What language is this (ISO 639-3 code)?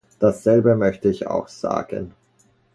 deu